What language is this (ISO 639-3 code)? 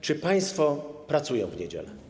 pol